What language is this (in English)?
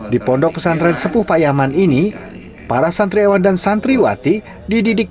Indonesian